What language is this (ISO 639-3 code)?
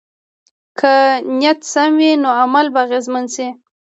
pus